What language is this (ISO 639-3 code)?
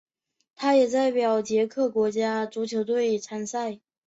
zho